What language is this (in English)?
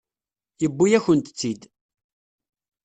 Kabyle